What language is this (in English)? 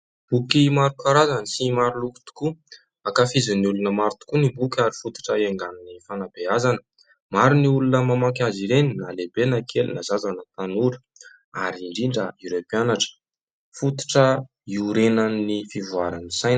Malagasy